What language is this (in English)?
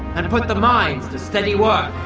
English